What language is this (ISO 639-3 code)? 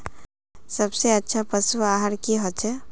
mag